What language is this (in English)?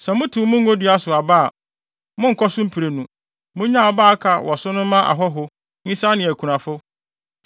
Akan